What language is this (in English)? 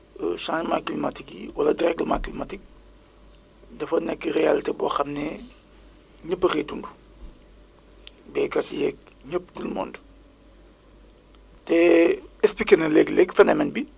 Wolof